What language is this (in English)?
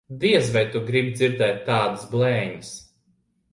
Latvian